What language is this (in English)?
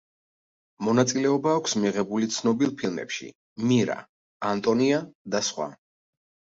Georgian